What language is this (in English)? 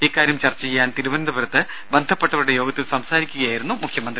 Malayalam